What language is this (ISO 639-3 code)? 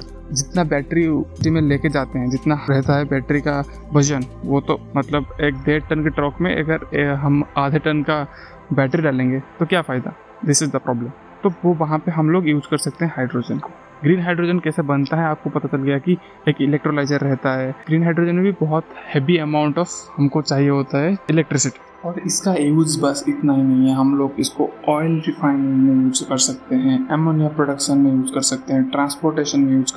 hin